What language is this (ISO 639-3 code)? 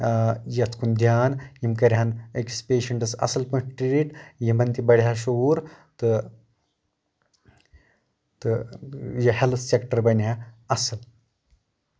kas